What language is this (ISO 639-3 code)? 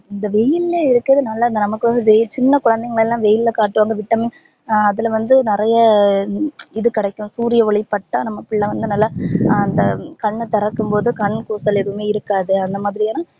tam